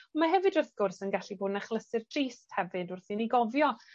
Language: Welsh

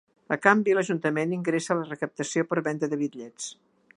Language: Catalan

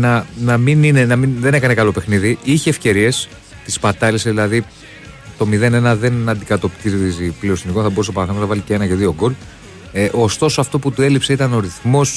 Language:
Greek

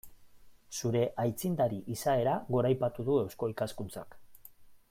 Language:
Basque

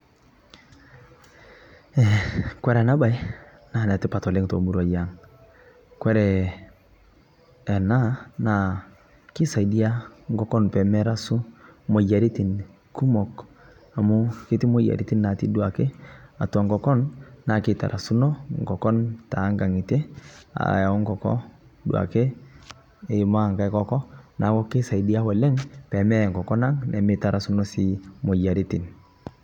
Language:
Masai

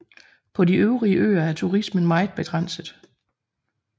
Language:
Danish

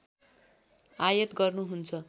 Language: Nepali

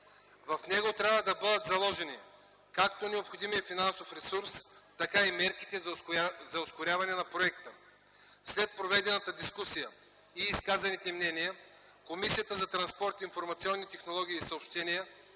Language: Bulgarian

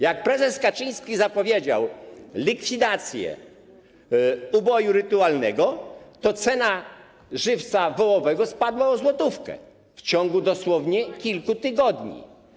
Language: Polish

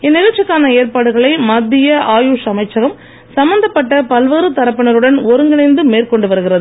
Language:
Tamil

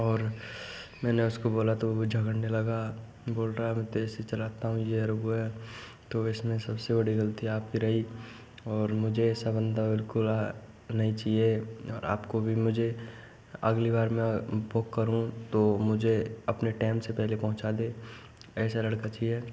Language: Hindi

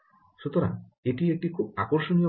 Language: Bangla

